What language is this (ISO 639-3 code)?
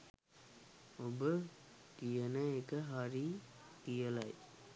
sin